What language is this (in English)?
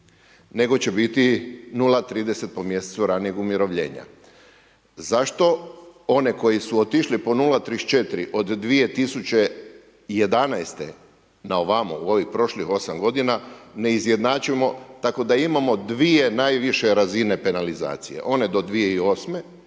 Croatian